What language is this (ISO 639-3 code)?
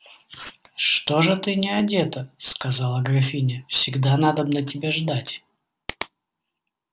rus